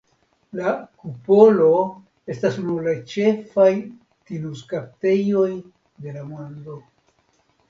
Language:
Esperanto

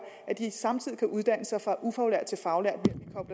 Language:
Danish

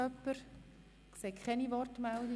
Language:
Swiss German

